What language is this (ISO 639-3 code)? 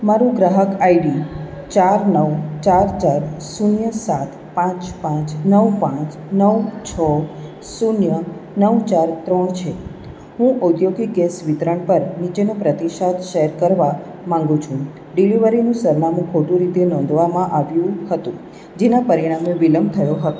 guj